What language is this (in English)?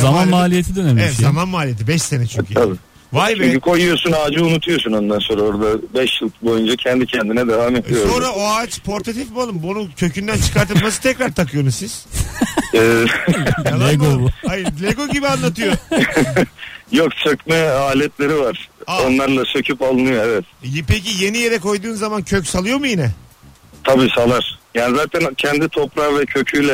Turkish